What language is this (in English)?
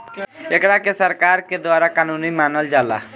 Bhojpuri